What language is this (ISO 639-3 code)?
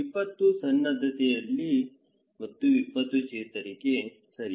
kan